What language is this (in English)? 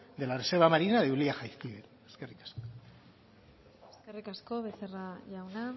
Basque